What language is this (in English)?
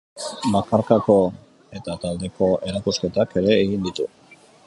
Basque